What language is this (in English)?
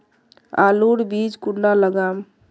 Magahi